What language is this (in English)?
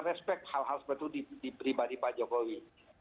Indonesian